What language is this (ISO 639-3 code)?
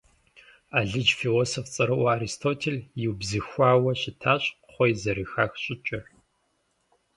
kbd